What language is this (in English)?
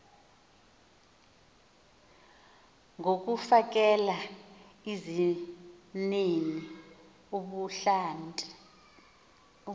Xhosa